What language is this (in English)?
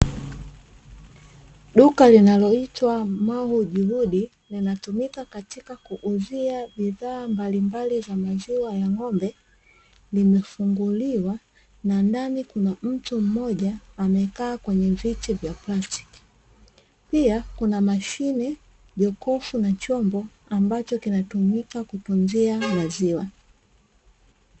Swahili